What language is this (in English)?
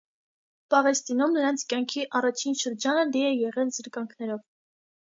Armenian